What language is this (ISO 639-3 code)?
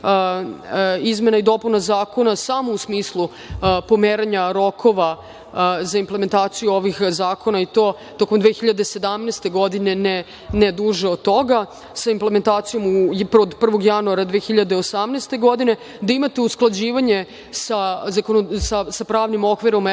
srp